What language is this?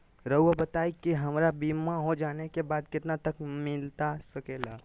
Magahi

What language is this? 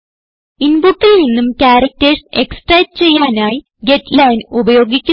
Malayalam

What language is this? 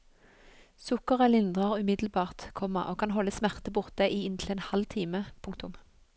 Norwegian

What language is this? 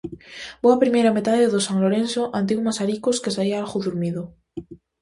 Galician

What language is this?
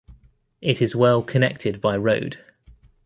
English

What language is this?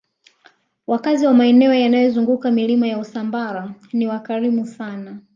Swahili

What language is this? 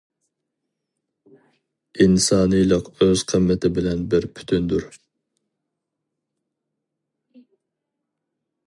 Uyghur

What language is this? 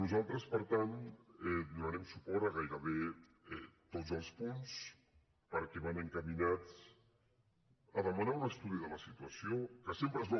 Catalan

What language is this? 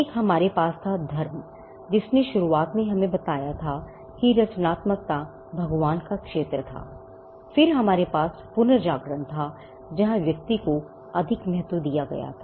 Hindi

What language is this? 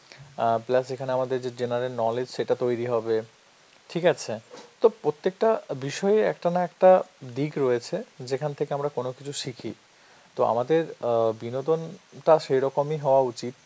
Bangla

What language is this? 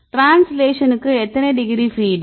Tamil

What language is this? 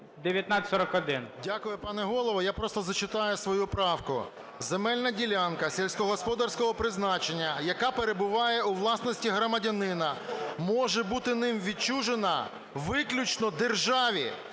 Ukrainian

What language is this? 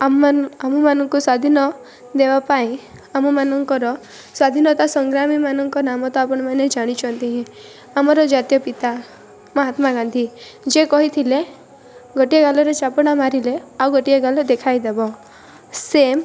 Odia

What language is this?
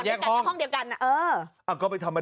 Thai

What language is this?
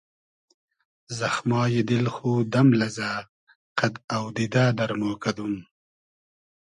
Hazaragi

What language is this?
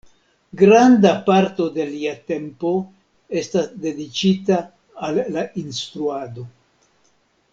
Esperanto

